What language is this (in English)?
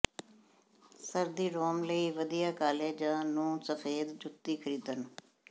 Punjabi